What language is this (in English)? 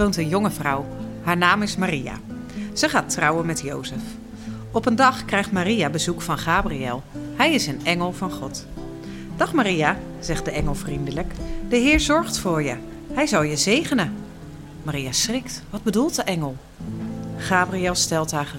Dutch